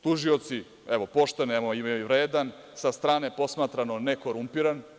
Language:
Serbian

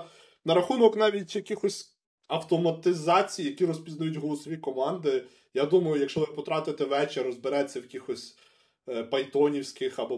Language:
Ukrainian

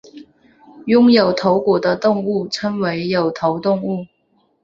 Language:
Chinese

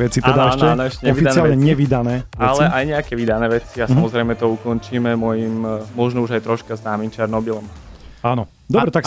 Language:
Slovak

